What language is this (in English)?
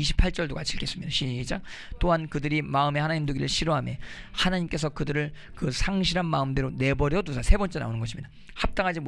Korean